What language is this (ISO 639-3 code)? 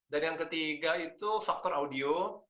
ind